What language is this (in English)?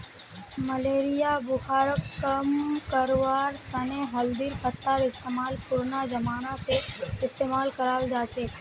Magahi